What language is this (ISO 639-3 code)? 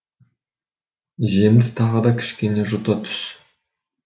kaz